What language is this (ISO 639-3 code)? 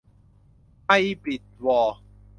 tha